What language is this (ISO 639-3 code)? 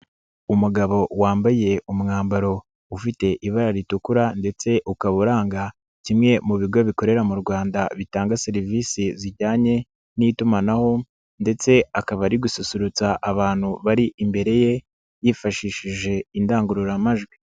kin